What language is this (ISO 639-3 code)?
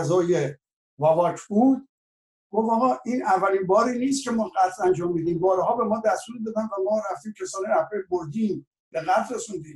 fas